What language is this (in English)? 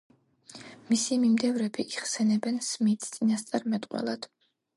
Georgian